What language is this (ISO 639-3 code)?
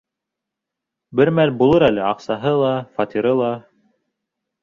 bak